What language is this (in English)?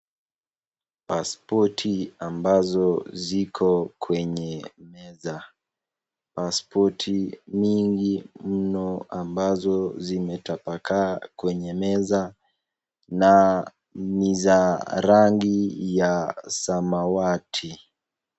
Swahili